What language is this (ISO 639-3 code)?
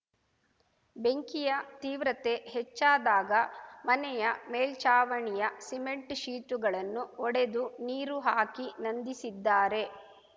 kan